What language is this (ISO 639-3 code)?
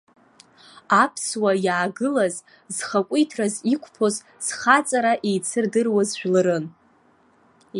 abk